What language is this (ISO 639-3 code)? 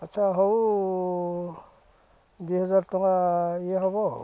ori